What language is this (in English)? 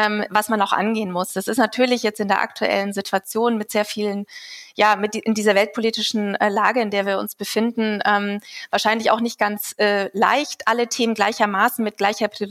German